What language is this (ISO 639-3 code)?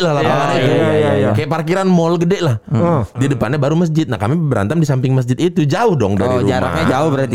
ind